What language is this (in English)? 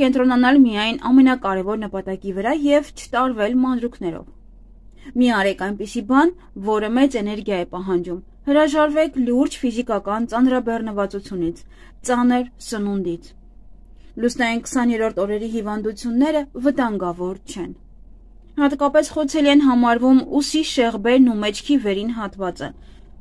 Romanian